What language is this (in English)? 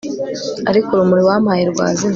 Kinyarwanda